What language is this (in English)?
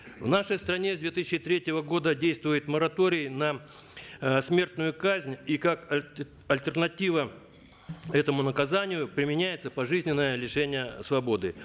Kazakh